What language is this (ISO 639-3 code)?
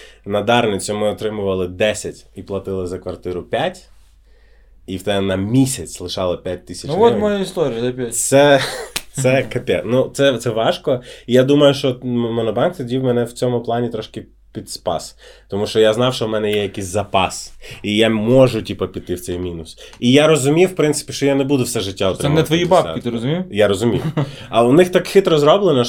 ukr